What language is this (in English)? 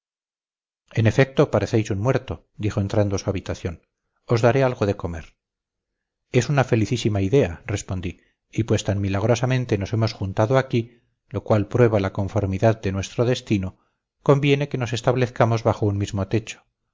Spanish